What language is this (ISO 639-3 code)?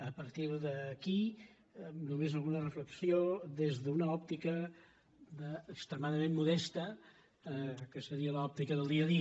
cat